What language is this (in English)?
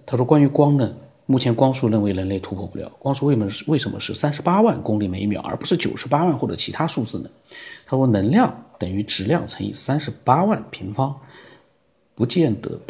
Chinese